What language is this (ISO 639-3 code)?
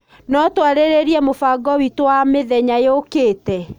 kik